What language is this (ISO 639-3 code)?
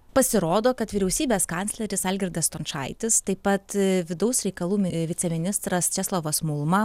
lit